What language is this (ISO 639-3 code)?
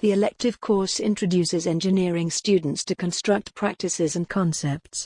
eng